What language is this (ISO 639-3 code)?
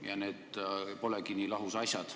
est